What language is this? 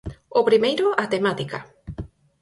Galician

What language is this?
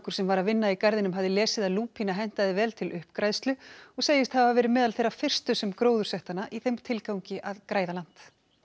Icelandic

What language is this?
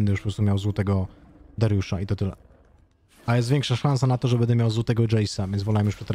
Polish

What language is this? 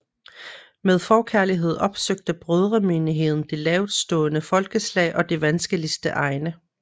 Danish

